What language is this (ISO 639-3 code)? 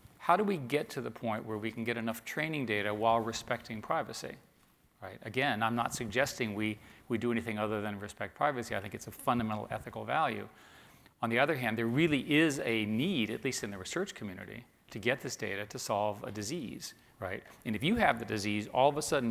eng